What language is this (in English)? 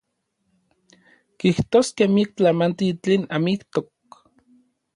Orizaba Nahuatl